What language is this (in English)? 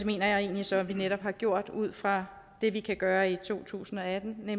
Danish